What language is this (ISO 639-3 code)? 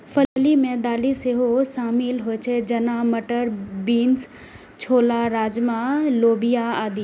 mai